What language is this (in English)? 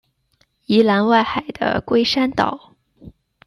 Chinese